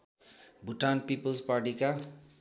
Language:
Nepali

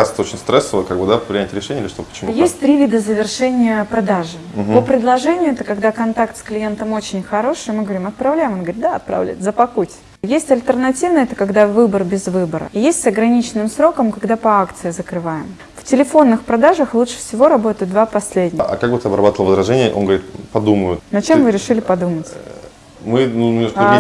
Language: Russian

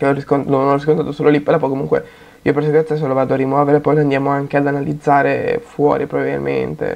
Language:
Italian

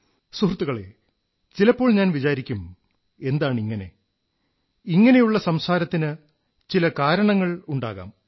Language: Malayalam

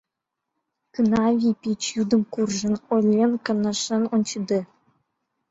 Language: Mari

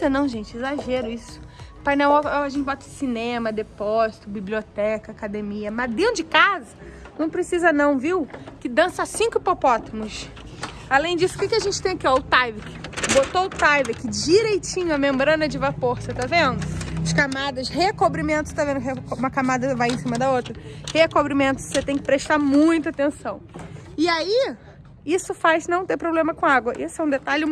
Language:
Portuguese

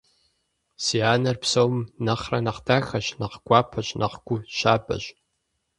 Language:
Kabardian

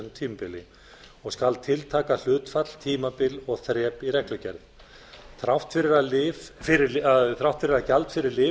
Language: Icelandic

